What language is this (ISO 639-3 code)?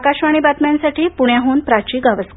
mar